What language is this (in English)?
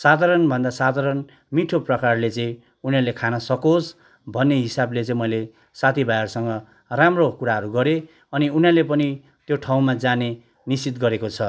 Nepali